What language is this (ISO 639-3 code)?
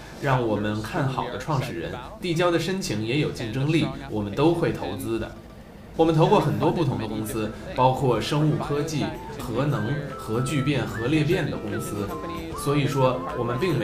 zho